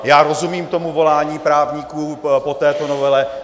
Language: Czech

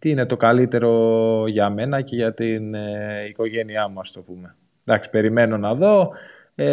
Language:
Greek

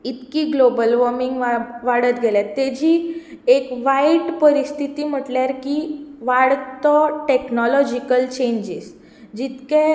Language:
Konkani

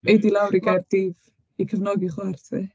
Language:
Welsh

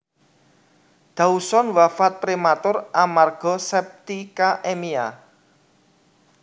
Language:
Javanese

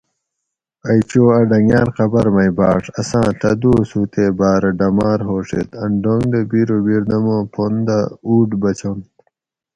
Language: Gawri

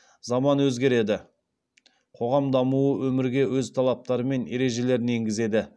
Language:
Kazakh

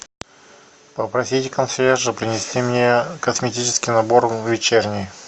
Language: Russian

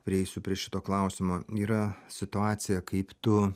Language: Lithuanian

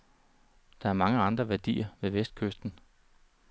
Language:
Danish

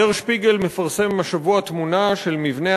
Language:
Hebrew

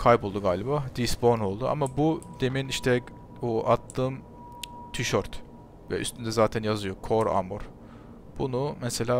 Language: Turkish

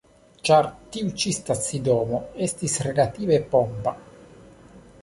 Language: Esperanto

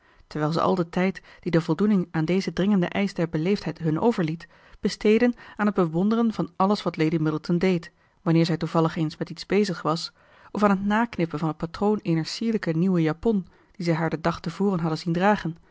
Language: Dutch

